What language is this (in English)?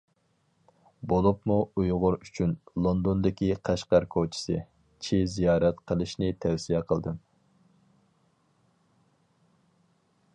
Uyghur